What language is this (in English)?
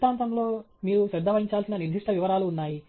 Telugu